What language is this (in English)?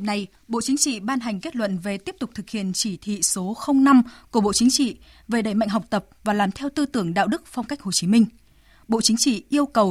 Vietnamese